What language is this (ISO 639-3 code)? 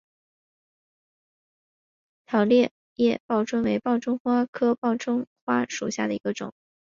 zho